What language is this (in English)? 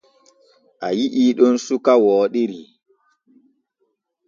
Borgu Fulfulde